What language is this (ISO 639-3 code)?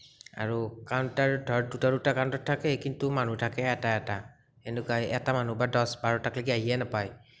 asm